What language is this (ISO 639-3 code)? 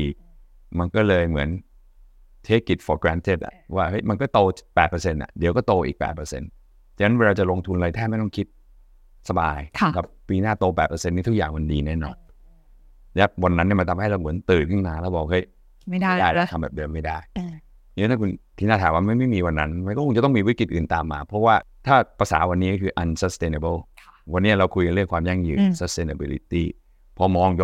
tha